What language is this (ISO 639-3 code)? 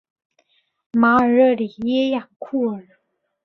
zho